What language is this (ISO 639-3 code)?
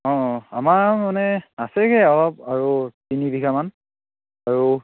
asm